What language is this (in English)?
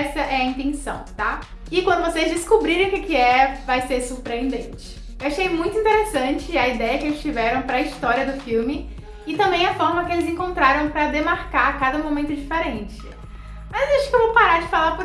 Portuguese